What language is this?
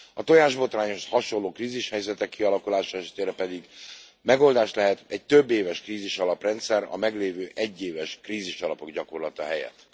Hungarian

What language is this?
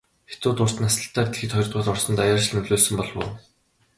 Mongolian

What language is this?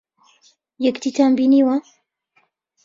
Central Kurdish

